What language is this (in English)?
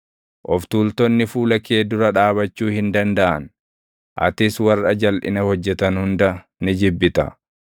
Oromo